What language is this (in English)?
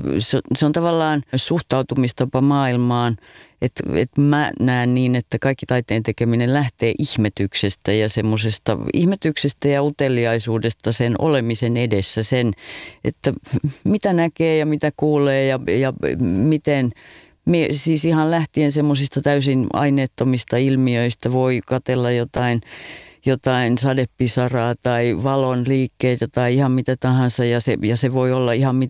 Finnish